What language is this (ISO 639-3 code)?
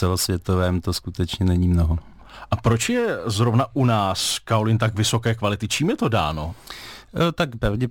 ces